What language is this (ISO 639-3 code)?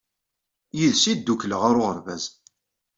kab